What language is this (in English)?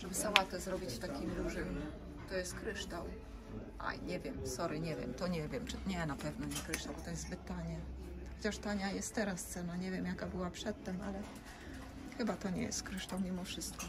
Polish